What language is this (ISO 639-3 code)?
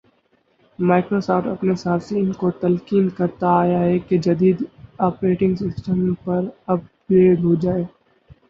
urd